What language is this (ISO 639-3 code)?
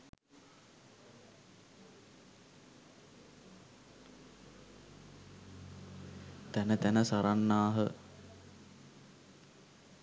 sin